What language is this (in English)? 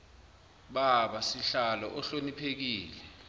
Zulu